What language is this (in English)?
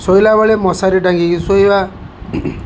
Odia